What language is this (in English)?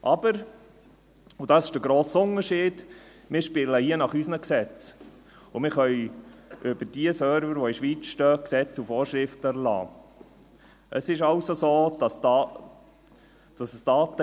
Swiss German